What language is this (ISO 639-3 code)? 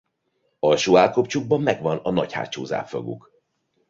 hun